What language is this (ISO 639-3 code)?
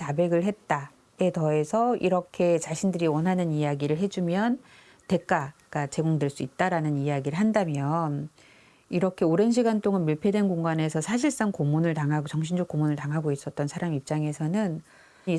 kor